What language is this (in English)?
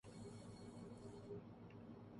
Urdu